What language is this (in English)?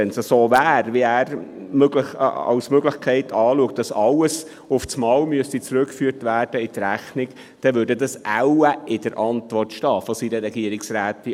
Swiss German